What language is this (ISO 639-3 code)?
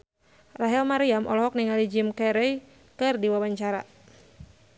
sun